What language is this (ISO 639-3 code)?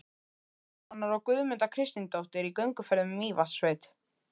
isl